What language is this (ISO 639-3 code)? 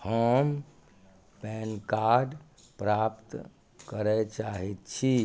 mai